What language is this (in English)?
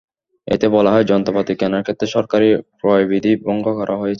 Bangla